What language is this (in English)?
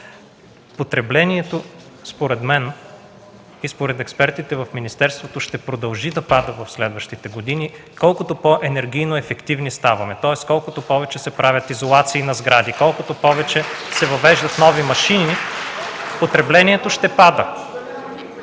Bulgarian